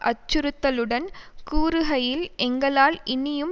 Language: Tamil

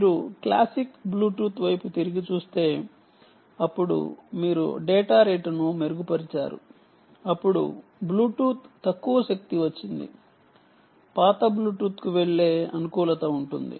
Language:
Telugu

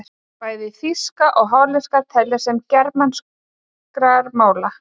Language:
Icelandic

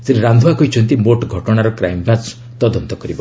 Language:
Odia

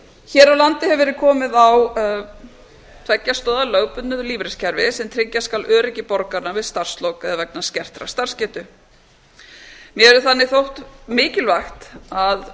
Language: Icelandic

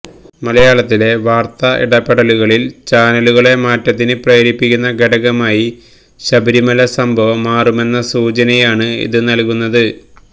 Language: Malayalam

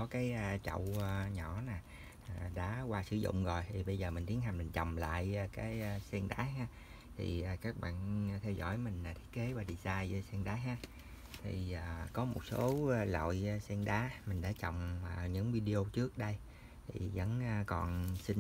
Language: Vietnamese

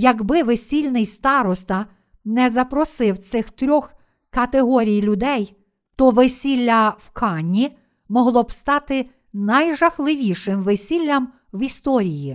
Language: Ukrainian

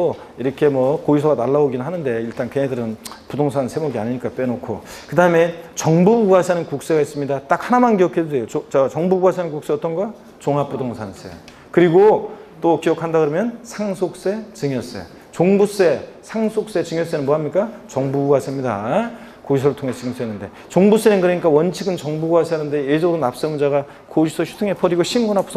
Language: Korean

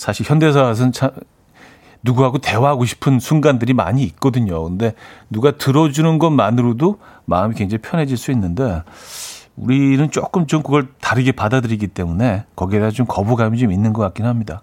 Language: Korean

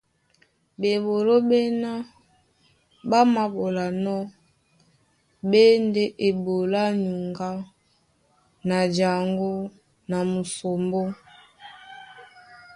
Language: Duala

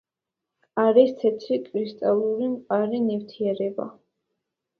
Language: Georgian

